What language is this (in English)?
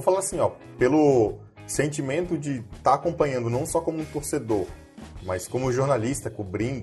Portuguese